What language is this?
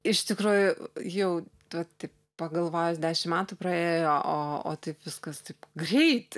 Lithuanian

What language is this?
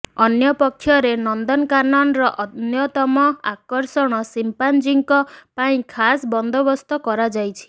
Odia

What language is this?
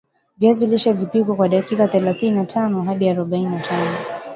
Swahili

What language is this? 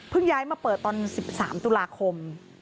Thai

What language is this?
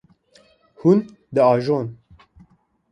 Kurdish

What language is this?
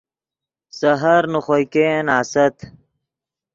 Yidgha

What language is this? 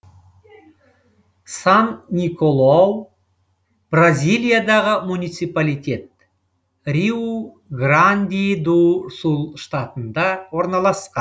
Kazakh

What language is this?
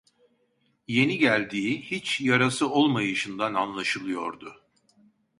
Turkish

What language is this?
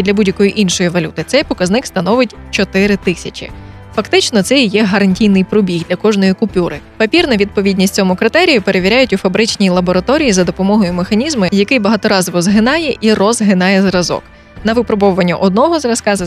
Ukrainian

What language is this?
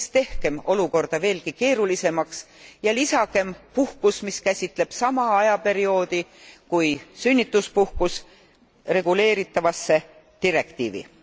Estonian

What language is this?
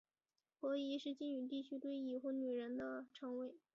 Chinese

